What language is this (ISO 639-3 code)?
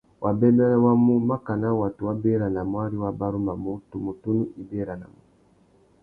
bag